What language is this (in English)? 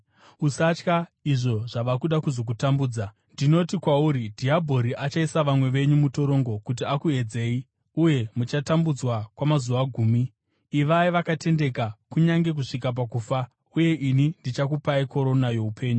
Shona